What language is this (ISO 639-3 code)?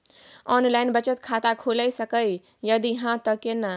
mai